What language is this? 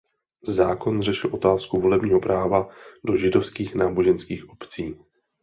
Czech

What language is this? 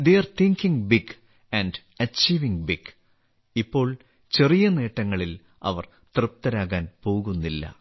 Malayalam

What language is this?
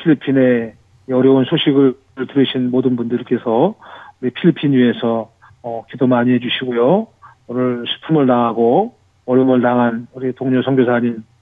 Korean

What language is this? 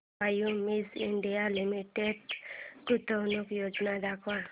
Marathi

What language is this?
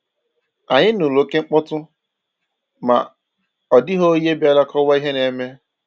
Igbo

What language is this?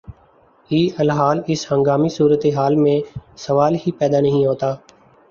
Urdu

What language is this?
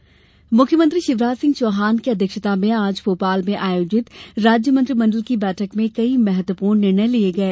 Hindi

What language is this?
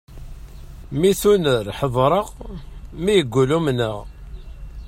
Kabyle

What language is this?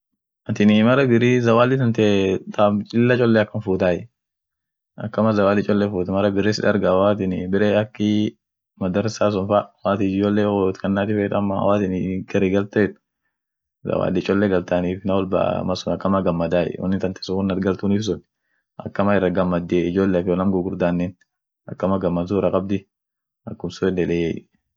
Orma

